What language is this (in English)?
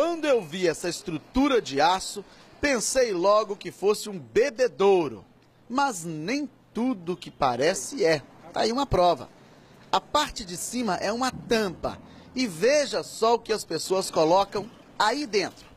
Portuguese